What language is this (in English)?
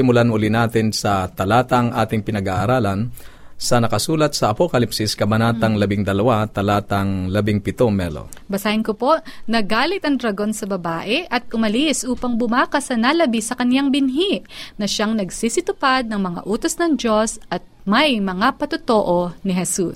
Filipino